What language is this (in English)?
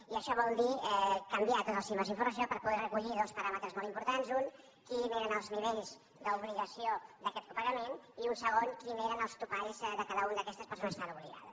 Catalan